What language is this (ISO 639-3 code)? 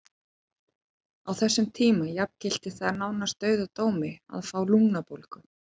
isl